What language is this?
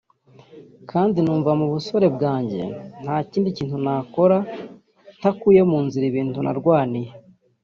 Kinyarwanda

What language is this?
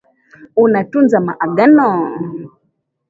Swahili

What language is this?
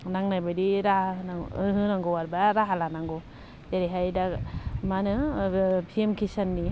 Bodo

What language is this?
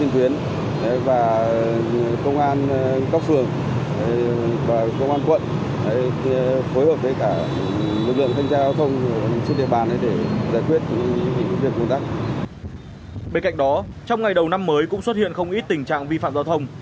Vietnamese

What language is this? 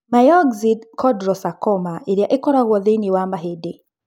Kikuyu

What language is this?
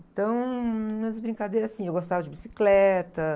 Portuguese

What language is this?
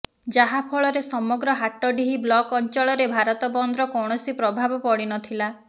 Odia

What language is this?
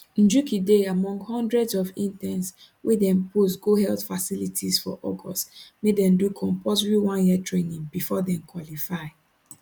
Nigerian Pidgin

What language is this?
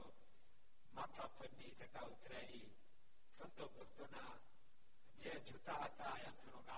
Gujarati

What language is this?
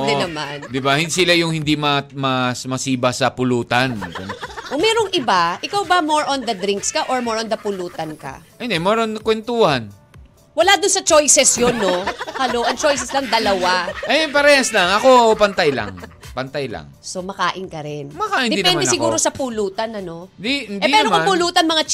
Filipino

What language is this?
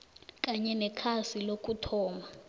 South Ndebele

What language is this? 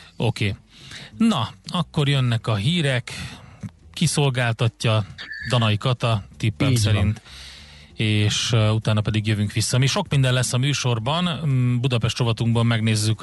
Hungarian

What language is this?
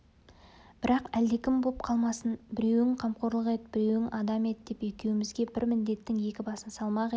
Kazakh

